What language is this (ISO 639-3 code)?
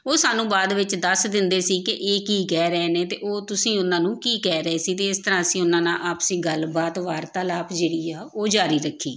pan